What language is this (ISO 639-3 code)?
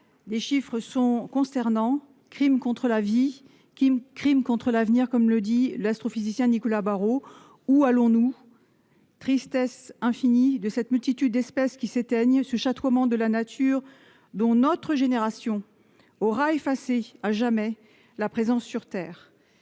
fra